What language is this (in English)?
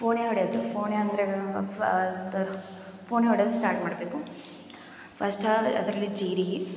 Kannada